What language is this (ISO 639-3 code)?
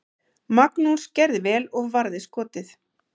isl